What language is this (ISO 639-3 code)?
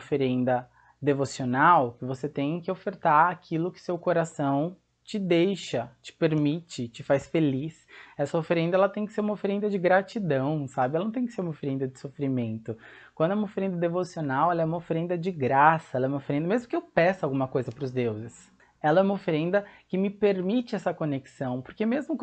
por